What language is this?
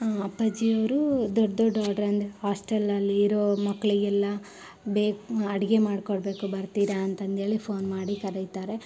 Kannada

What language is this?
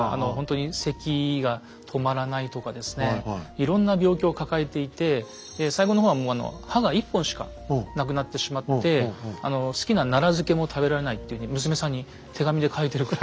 Japanese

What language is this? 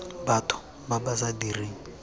Tswana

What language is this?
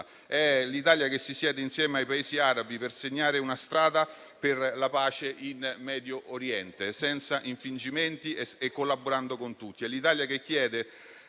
Italian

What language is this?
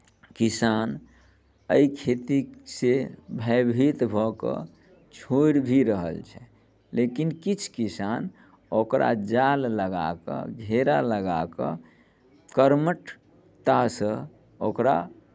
Maithili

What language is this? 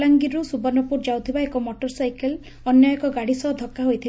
Odia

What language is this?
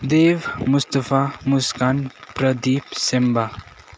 Nepali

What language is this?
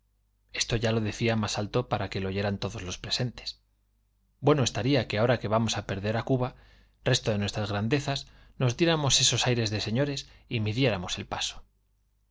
Spanish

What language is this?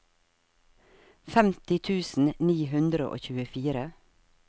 Norwegian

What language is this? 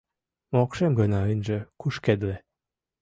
Mari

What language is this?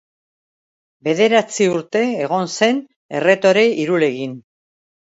Basque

